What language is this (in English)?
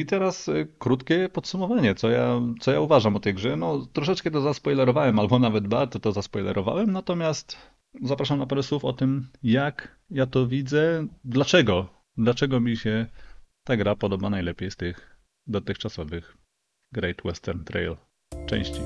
Polish